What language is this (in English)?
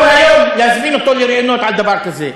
Hebrew